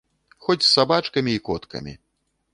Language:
Belarusian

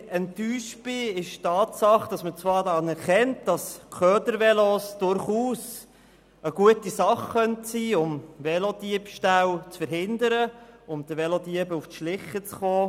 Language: Swiss German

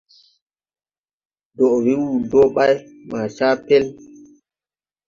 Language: Tupuri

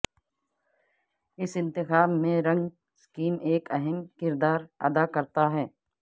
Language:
Urdu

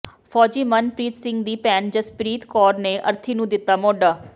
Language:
Punjabi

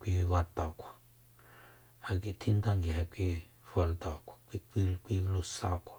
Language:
Soyaltepec Mazatec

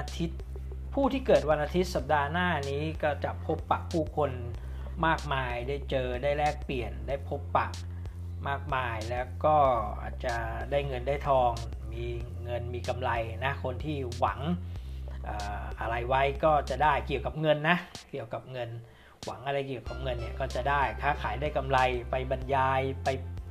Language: Thai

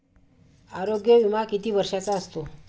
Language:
Marathi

